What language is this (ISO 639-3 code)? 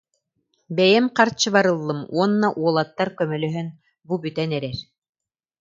sah